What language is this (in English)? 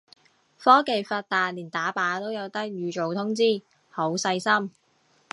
Cantonese